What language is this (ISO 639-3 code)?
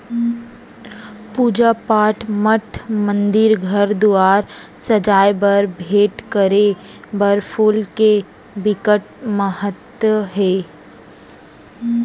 hne